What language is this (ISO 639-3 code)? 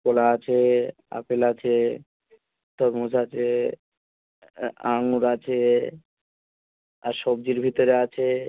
ben